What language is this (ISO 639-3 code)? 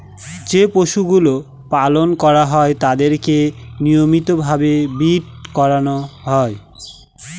ben